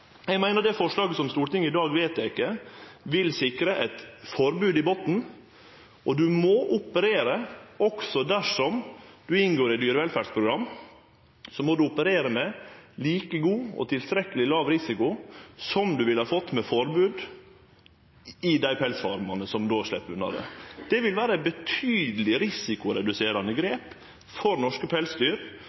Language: Norwegian Nynorsk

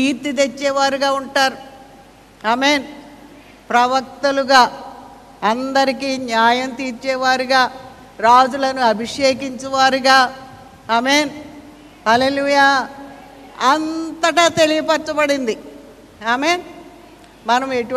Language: Telugu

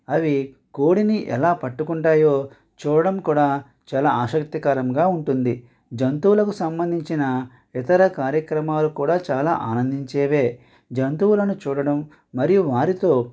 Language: Telugu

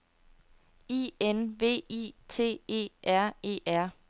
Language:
Danish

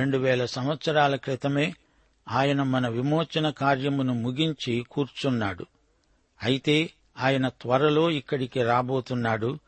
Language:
Telugu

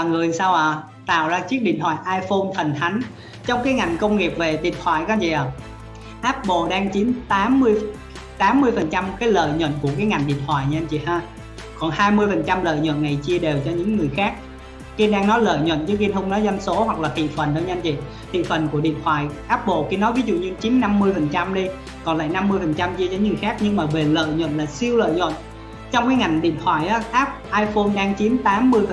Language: Vietnamese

